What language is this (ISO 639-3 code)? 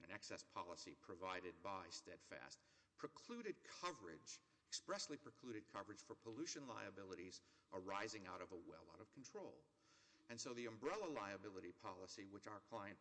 eng